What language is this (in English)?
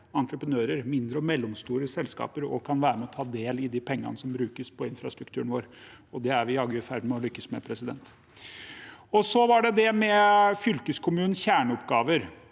Norwegian